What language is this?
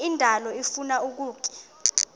Xhosa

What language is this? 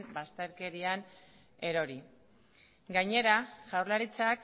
Basque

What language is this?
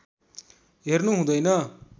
Nepali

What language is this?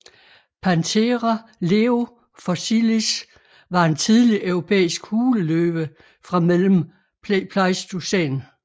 Danish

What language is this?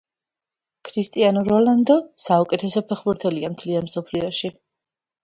Georgian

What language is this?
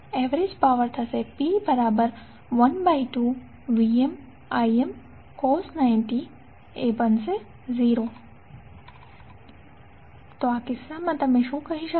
Gujarati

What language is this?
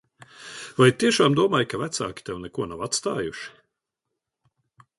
Latvian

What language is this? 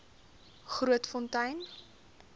Afrikaans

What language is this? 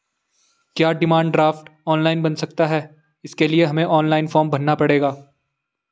Hindi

